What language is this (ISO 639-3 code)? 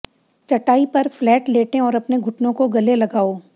hin